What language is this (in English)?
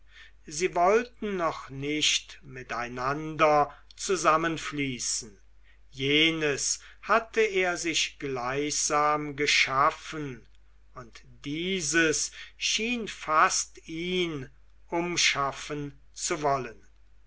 German